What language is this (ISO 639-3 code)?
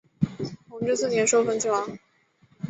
zho